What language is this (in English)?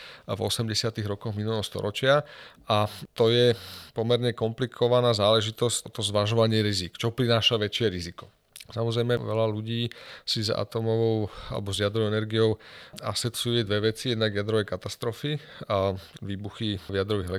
Slovak